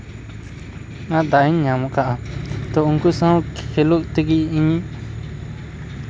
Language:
Santali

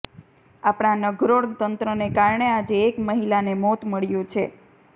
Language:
Gujarati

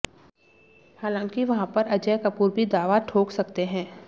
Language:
Hindi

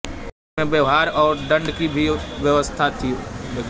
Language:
Hindi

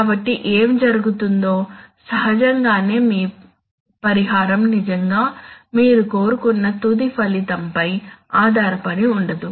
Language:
Telugu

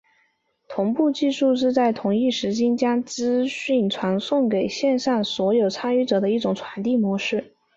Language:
Chinese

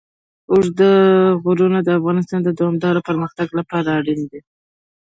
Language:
Pashto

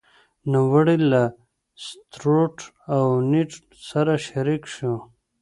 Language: Pashto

